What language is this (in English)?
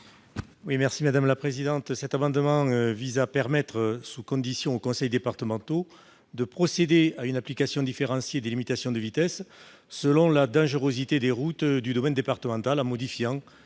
French